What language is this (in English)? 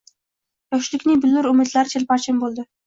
Uzbek